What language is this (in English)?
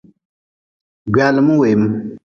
Nawdm